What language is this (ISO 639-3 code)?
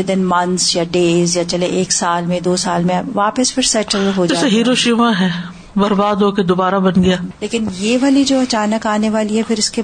urd